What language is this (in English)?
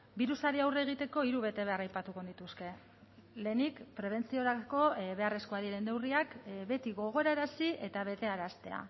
Basque